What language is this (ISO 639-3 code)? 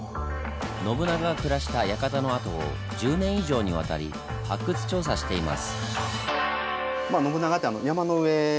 jpn